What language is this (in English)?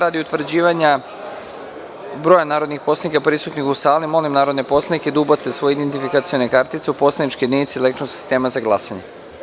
Serbian